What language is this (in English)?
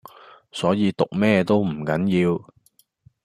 Cantonese